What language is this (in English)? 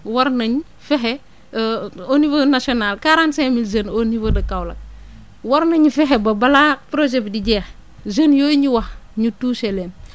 Wolof